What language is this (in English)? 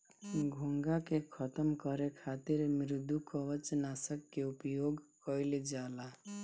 Bhojpuri